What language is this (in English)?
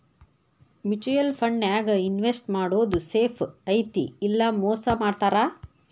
Kannada